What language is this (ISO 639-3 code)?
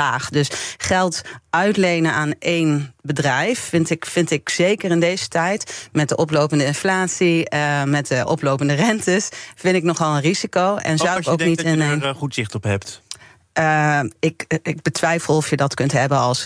nld